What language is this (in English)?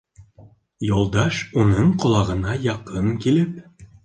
Bashkir